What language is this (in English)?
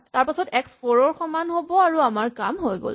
Assamese